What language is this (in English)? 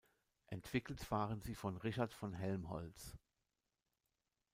German